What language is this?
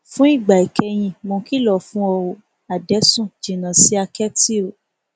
Yoruba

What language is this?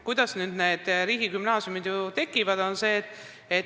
Estonian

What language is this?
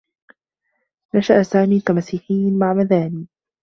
Arabic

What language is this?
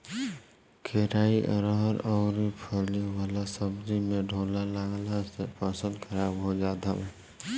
Bhojpuri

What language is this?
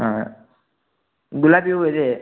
Kannada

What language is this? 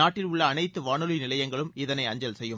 Tamil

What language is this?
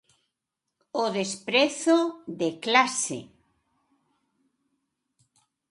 Galician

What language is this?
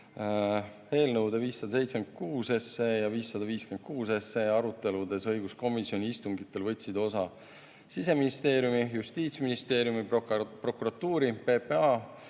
Estonian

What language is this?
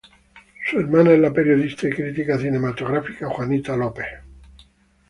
Spanish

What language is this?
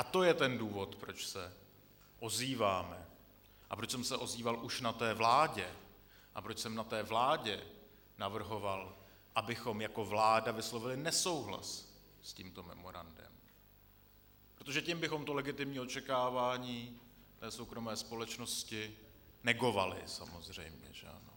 Czech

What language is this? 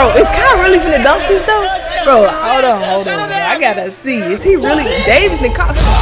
English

